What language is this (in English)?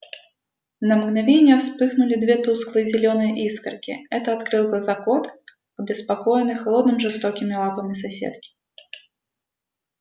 Russian